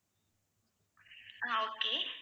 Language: Tamil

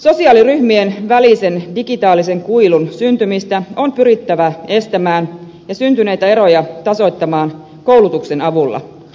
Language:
Finnish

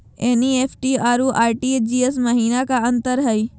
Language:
Magahi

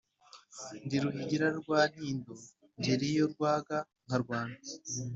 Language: Kinyarwanda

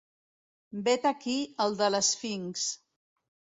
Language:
Catalan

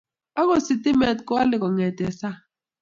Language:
Kalenjin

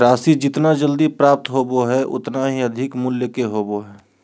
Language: Magahi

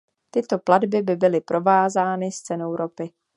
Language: Czech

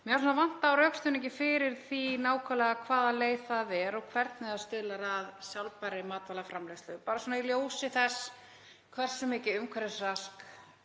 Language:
Icelandic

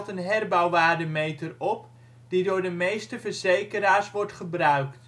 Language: Dutch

